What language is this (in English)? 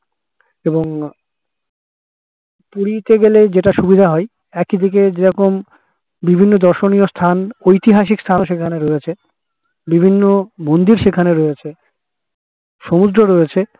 Bangla